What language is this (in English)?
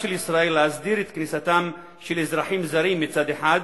Hebrew